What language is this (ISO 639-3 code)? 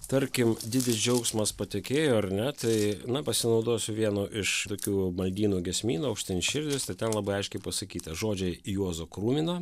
lit